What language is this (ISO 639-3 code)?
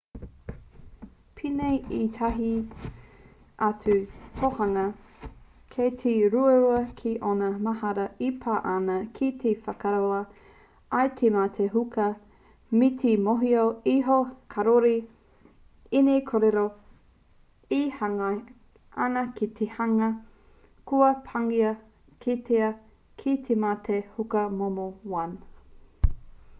mri